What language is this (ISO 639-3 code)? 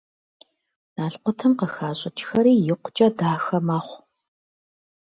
kbd